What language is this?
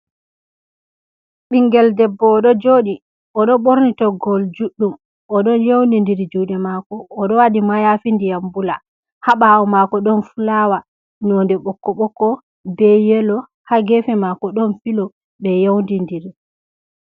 Fula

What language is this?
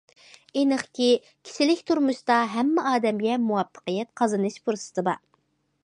Uyghur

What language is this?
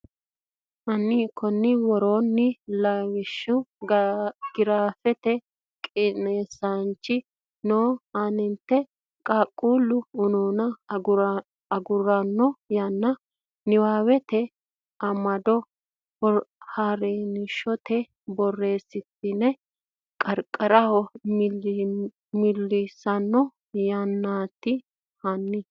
Sidamo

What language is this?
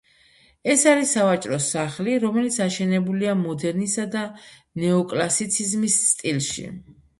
Georgian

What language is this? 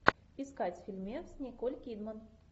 Russian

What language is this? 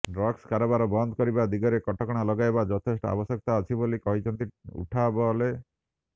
Odia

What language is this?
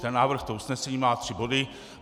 Czech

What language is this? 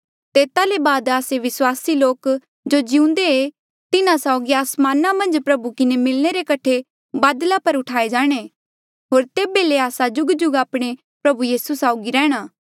Mandeali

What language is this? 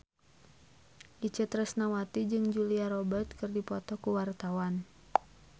Sundanese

